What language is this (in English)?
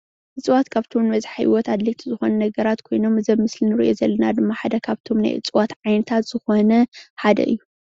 Tigrinya